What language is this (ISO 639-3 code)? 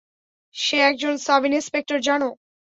ben